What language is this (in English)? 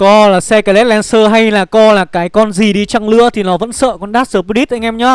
Vietnamese